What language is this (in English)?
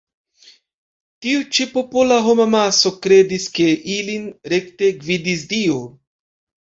Esperanto